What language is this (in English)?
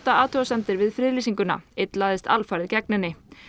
Icelandic